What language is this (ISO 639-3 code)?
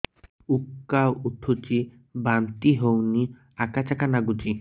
ori